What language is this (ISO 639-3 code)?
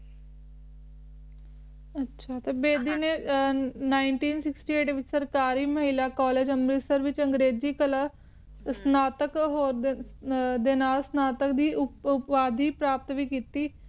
pan